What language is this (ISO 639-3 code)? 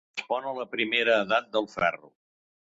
cat